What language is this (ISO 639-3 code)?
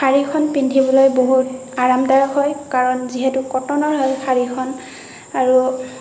asm